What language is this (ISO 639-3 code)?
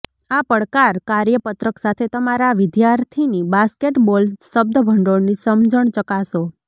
guj